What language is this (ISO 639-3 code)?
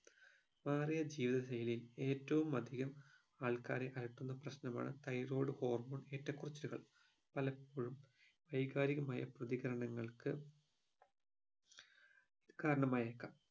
mal